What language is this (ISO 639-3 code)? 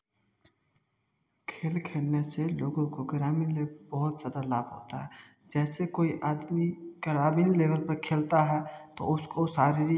hin